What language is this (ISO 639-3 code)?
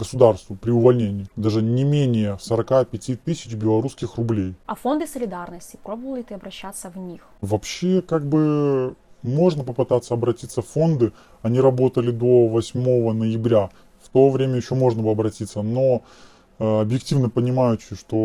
rus